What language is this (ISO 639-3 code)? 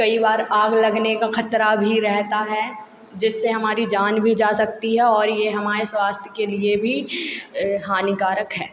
hin